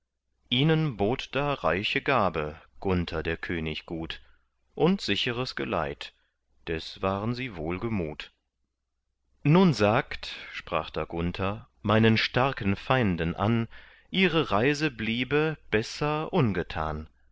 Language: German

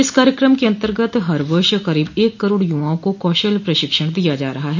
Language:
Hindi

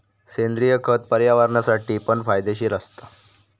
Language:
Marathi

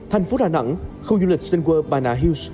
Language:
Vietnamese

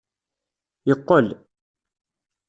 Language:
Kabyle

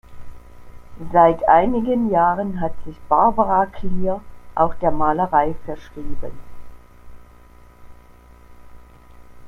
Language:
German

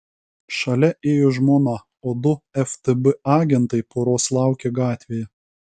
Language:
Lithuanian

